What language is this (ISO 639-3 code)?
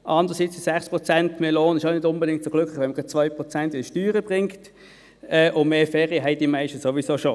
gsw